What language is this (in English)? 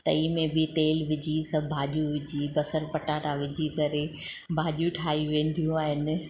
Sindhi